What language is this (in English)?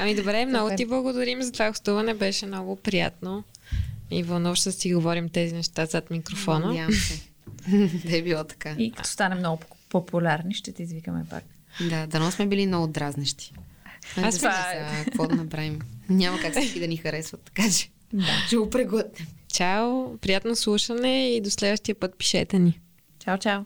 Bulgarian